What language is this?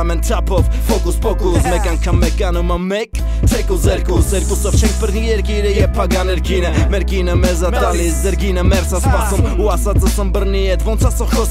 Arabic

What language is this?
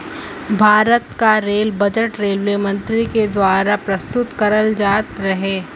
Bhojpuri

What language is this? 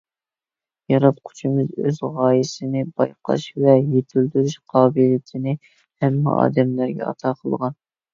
Uyghur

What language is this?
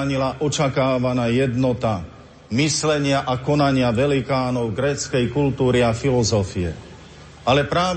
Slovak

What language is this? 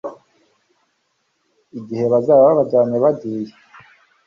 Kinyarwanda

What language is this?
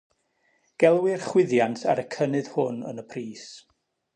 Welsh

